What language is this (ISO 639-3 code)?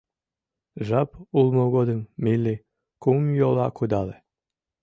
chm